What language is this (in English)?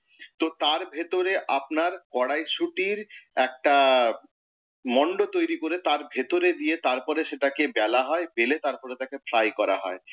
Bangla